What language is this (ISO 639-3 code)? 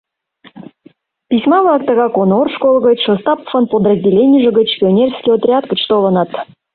chm